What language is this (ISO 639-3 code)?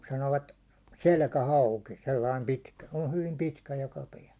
fin